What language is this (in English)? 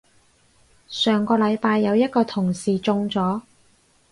Cantonese